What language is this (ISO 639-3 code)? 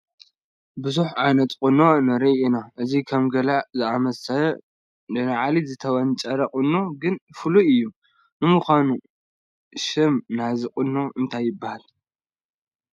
tir